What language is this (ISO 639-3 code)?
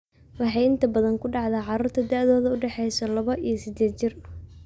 som